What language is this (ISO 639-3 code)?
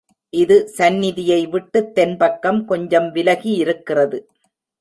tam